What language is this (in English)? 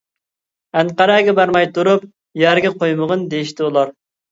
Uyghur